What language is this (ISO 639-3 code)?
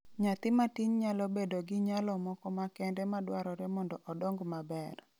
luo